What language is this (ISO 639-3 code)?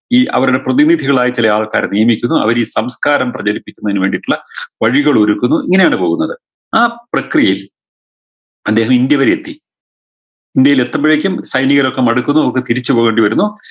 mal